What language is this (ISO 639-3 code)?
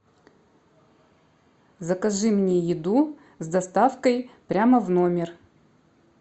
rus